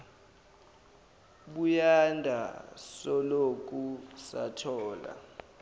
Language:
Zulu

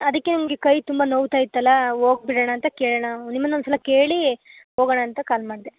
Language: Kannada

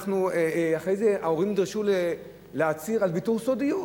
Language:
Hebrew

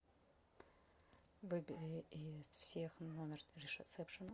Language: Russian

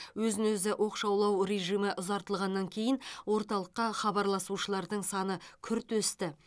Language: Kazakh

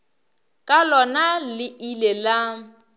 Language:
Northern Sotho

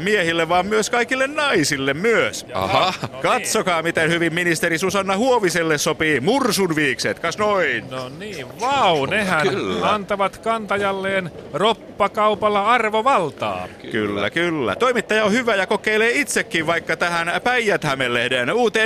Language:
Finnish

